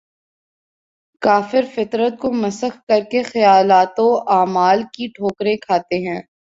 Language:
Urdu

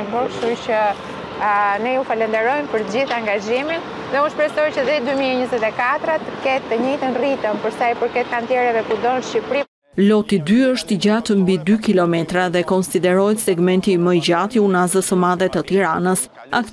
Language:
Romanian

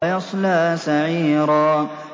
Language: Arabic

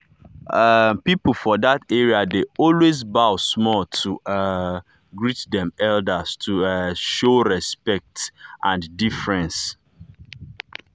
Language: Nigerian Pidgin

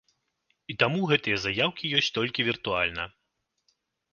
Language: Belarusian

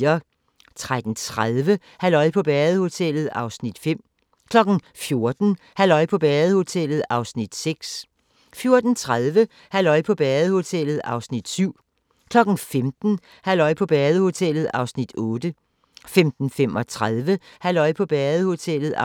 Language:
Danish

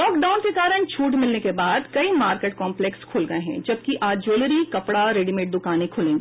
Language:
Hindi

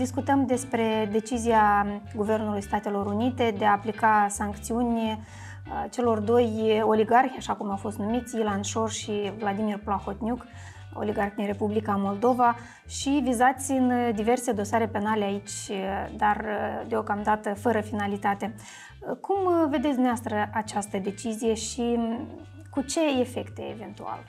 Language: Romanian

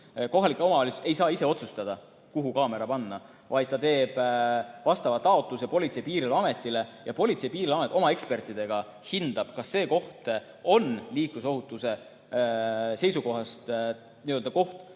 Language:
Estonian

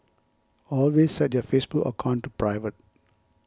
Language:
English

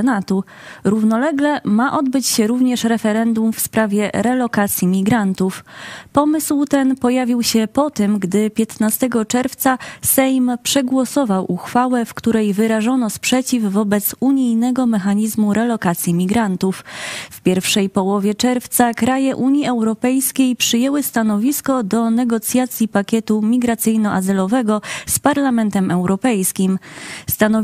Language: Polish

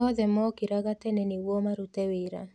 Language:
Kikuyu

